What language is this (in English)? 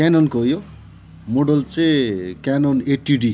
Nepali